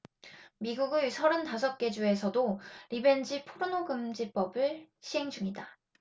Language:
Korean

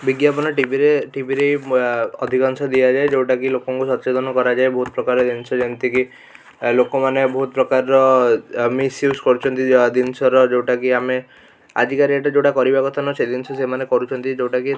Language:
Odia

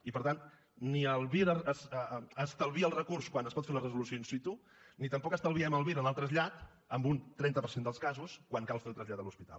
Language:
Catalan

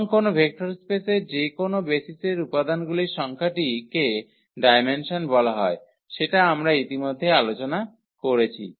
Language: Bangla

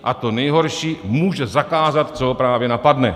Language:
Czech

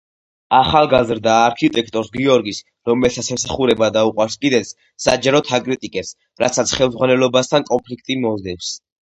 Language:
Georgian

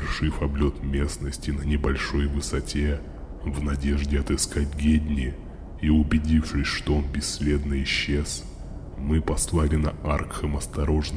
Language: Russian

